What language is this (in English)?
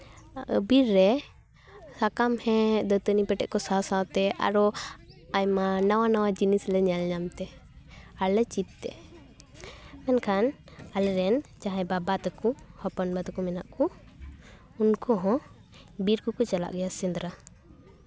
Santali